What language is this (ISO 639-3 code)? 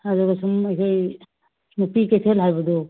mni